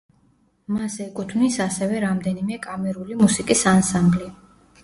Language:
Georgian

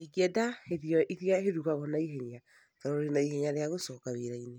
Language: Kikuyu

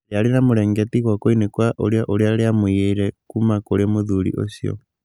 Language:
Kikuyu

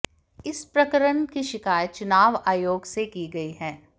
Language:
Hindi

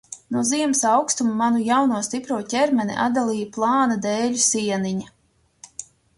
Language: Latvian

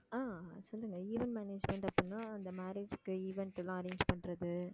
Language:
Tamil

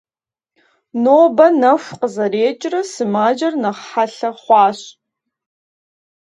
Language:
Kabardian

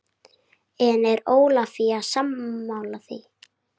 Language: Icelandic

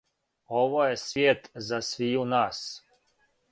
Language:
Serbian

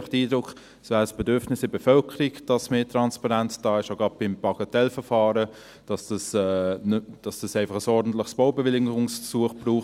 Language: Swiss German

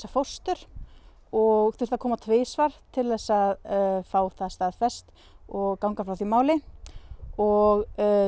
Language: Icelandic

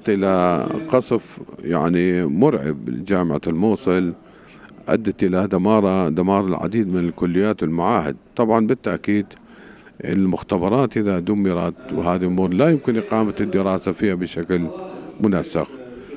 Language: Arabic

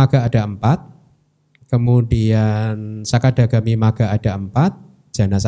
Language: Indonesian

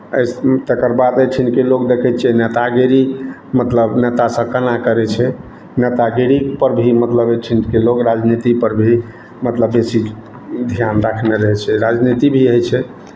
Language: Maithili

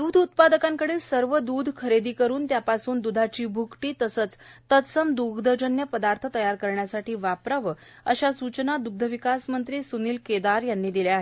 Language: Marathi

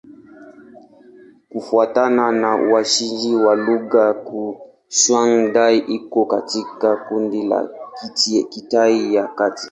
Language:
Swahili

